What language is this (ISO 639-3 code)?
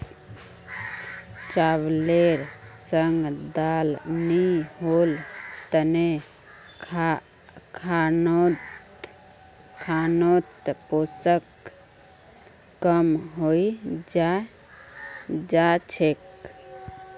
mag